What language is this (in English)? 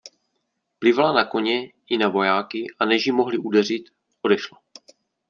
Czech